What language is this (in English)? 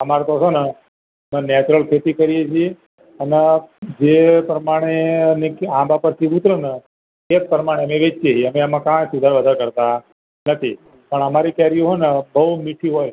Gujarati